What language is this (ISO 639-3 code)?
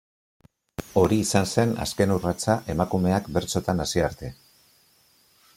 eus